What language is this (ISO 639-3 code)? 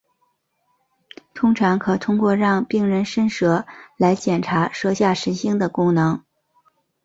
zho